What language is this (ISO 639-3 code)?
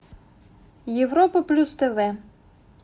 rus